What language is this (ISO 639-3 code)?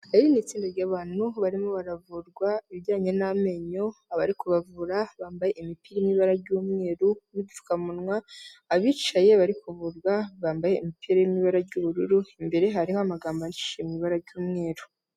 kin